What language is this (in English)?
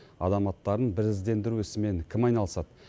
Kazakh